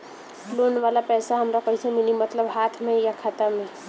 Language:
Bhojpuri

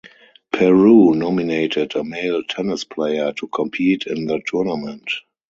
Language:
English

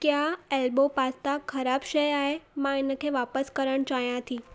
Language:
Sindhi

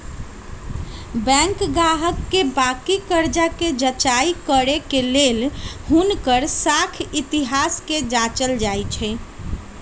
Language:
Magahi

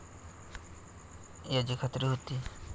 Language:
Marathi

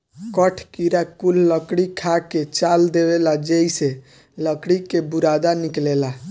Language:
Bhojpuri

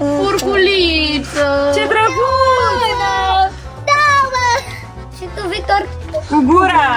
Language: Romanian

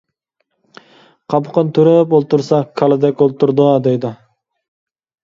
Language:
Uyghur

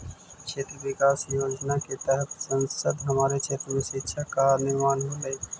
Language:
Magahi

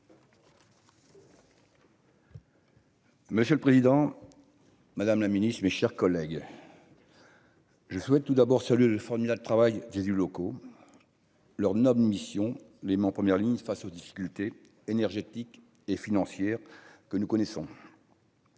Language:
French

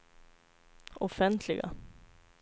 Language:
Swedish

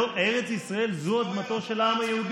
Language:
Hebrew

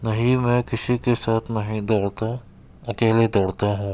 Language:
Urdu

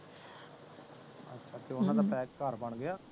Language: Punjabi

